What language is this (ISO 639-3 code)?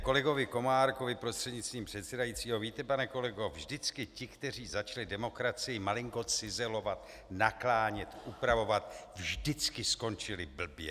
ces